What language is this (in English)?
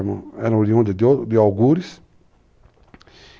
Portuguese